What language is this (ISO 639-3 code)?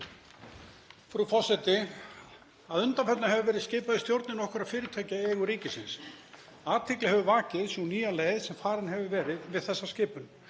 isl